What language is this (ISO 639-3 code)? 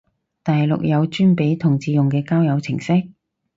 yue